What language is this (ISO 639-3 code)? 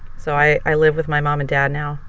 eng